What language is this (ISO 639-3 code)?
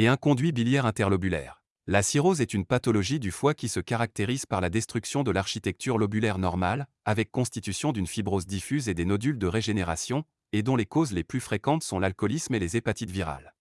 fra